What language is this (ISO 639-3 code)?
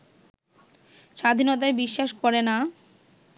ben